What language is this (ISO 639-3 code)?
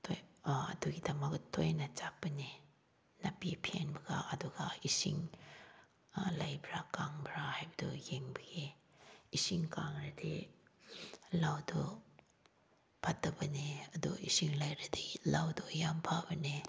mni